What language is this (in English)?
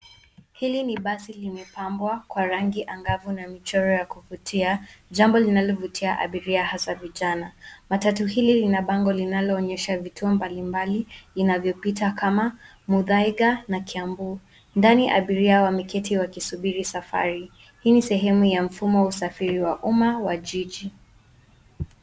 Swahili